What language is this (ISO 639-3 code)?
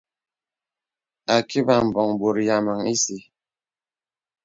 beb